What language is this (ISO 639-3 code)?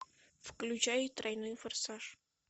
rus